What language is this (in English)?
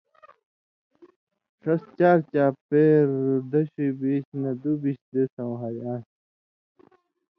Indus Kohistani